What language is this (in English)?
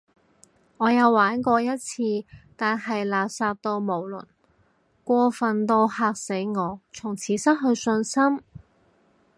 Cantonese